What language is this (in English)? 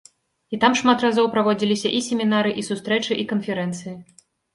Belarusian